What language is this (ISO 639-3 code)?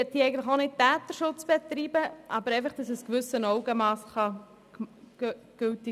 gsw